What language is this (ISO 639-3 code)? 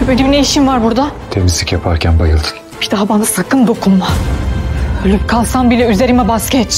tur